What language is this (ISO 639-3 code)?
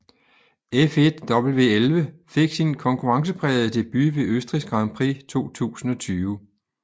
dan